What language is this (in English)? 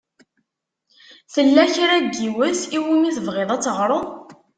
Kabyle